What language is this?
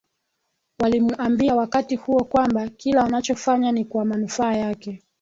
Swahili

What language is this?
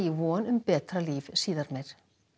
Icelandic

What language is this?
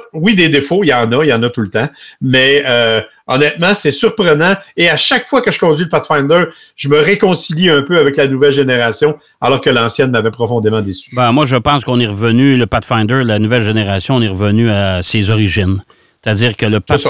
French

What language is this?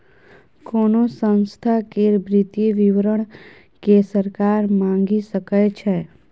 Maithili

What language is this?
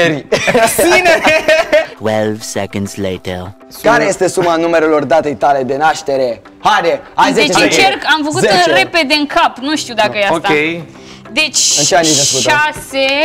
Romanian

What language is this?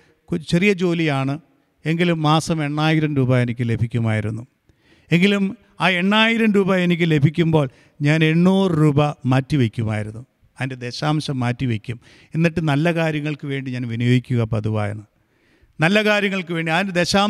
Malayalam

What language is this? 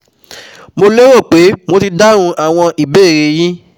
Yoruba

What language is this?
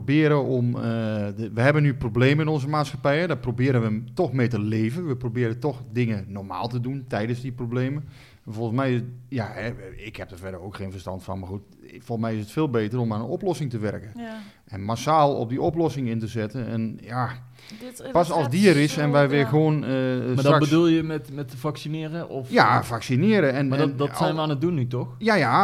Dutch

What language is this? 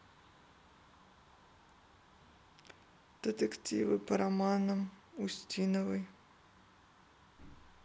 Russian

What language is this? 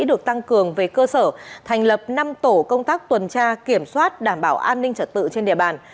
Vietnamese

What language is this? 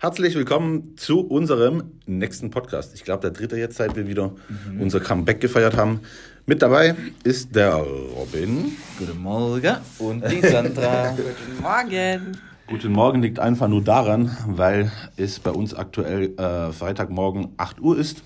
German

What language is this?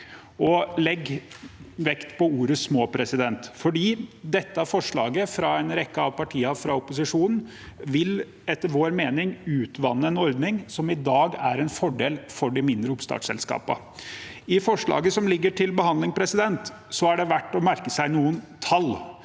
Norwegian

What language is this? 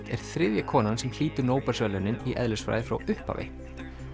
Icelandic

